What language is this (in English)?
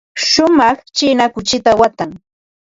Ambo-Pasco Quechua